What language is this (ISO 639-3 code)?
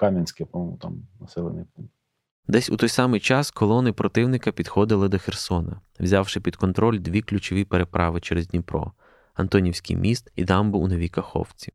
ukr